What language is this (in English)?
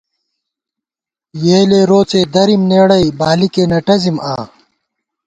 Gawar-Bati